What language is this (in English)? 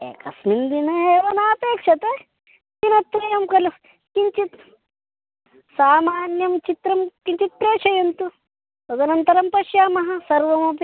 Sanskrit